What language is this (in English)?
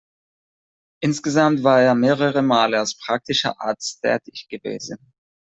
German